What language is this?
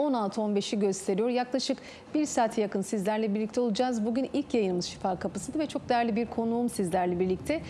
Turkish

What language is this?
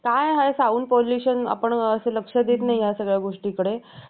Marathi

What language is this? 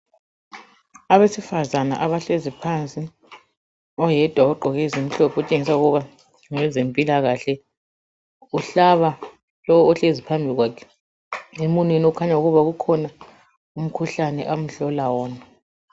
North Ndebele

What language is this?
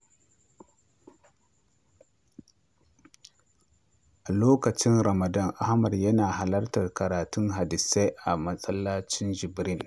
Hausa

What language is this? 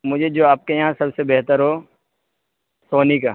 Urdu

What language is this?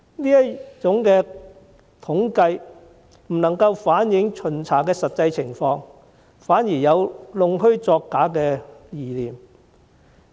Cantonese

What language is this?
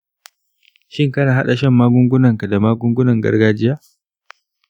Hausa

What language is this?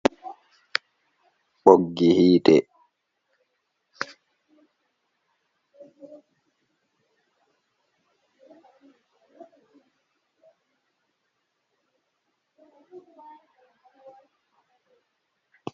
Fula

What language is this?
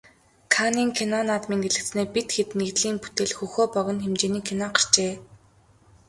Mongolian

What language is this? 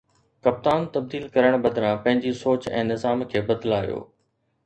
Sindhi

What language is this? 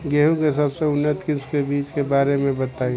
Bhojpuri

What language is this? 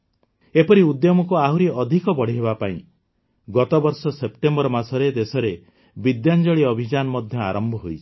Odia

